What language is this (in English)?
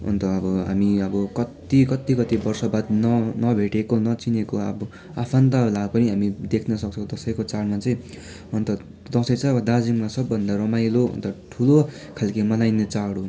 Nepali